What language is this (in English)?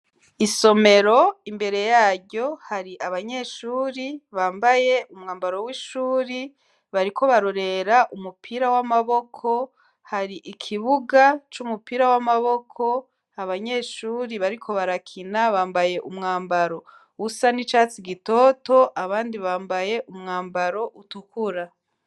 Rundi